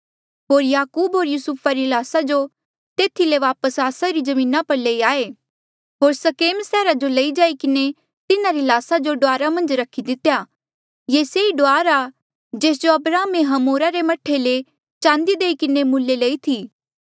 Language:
Mandeali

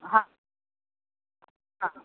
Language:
Marathi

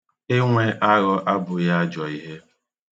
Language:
Igbo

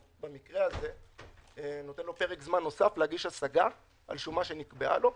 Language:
Hebrew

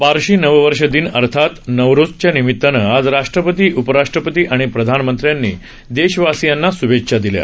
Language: Marathi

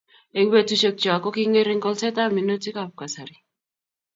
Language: Kalenjin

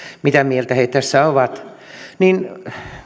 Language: Finnish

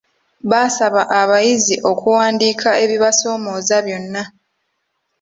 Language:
Ganda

